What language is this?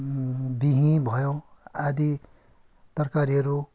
Nepali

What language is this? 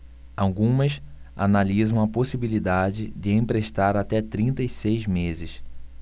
Portuguese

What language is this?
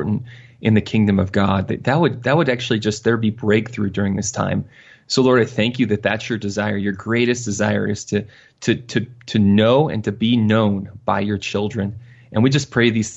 English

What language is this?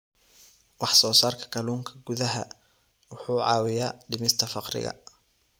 Somali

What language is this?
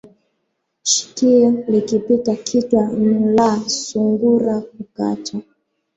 Swahili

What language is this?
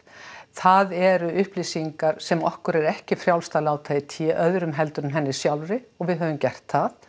Icelandic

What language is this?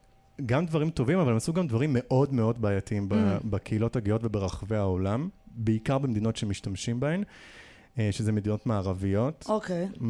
Hebrew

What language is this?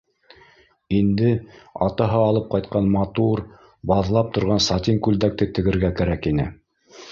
Bashkir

